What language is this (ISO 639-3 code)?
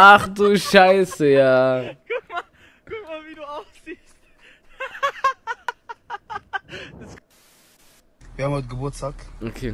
deu